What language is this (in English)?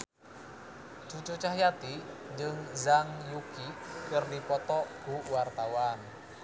Sundanese